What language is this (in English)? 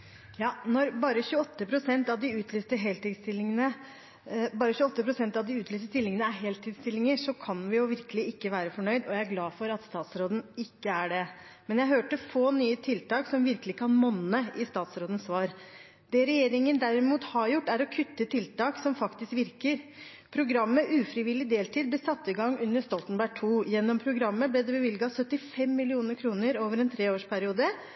Norwegian Bokmål